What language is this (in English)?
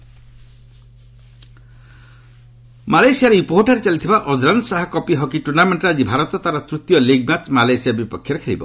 Odia